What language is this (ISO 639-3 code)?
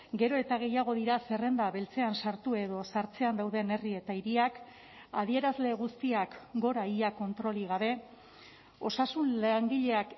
eus